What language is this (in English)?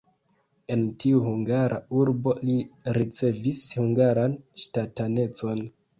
Esperanto